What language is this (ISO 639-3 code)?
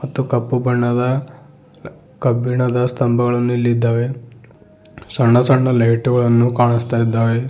kan